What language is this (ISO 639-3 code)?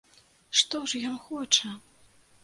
bel